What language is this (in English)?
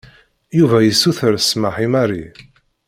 Kabyle